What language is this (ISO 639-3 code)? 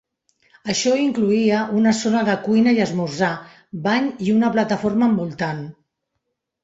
cat